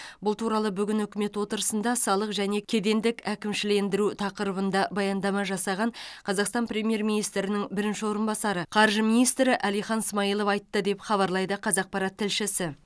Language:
Kazakh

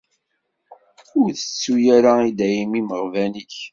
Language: Kabyle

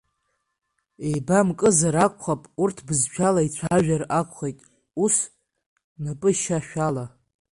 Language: Abkhazian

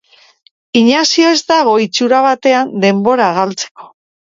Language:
Basque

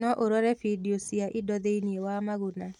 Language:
Kikuyu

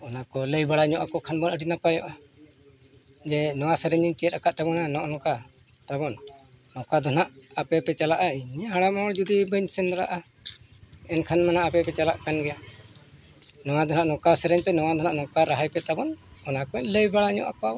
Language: Santali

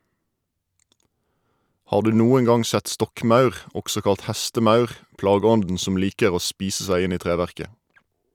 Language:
Norwegian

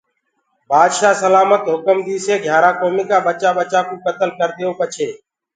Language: Gurgula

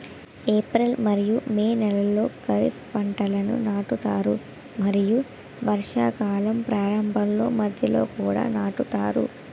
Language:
Telugu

